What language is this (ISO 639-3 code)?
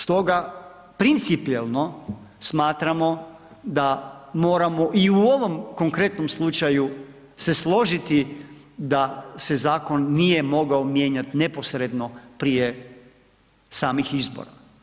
hrv